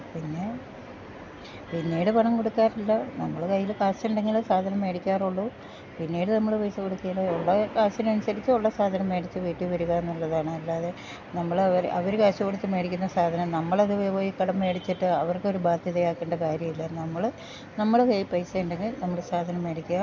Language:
Malayalam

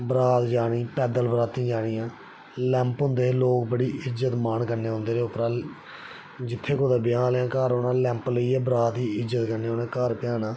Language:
Dogri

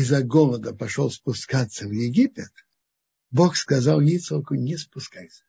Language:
Russian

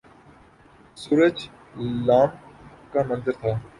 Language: Urdu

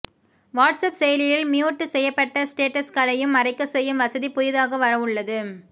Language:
Tamil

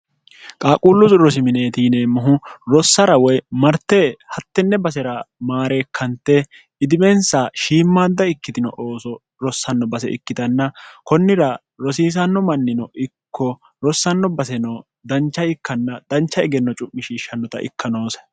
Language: Sidamo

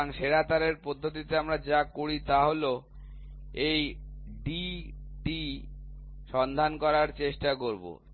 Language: Bangla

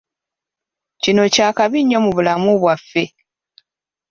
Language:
Ganda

